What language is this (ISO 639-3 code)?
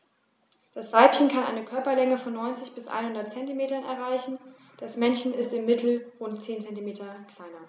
deu